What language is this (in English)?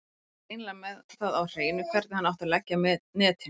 Icelandic